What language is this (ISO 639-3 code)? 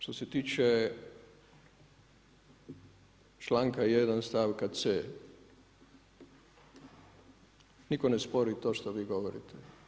hrv